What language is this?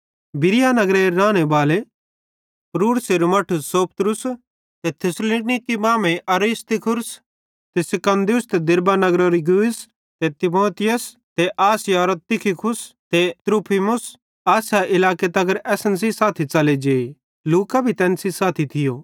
Bhadrawahi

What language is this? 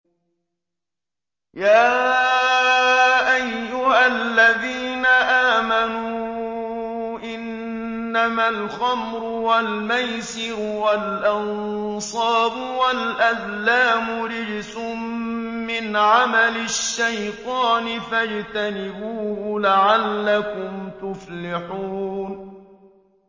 Arabic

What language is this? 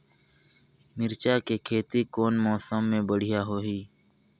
Chhattisgarhi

